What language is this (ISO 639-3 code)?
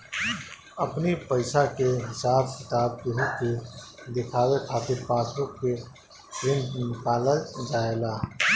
bho